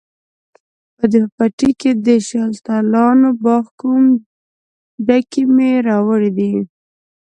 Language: Pashto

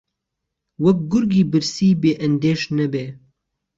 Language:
Central Kurdish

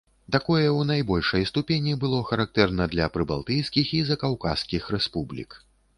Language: Belarusian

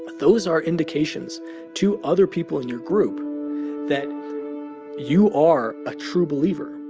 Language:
English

